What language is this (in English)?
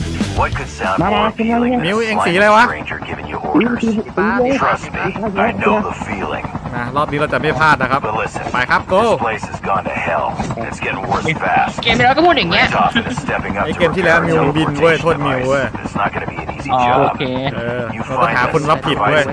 Thai